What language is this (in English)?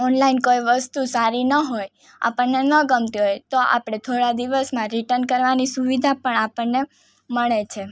Gujarati